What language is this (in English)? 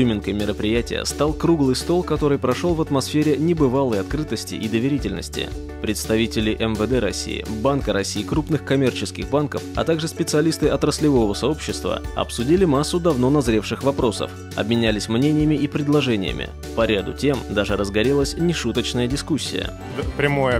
Russian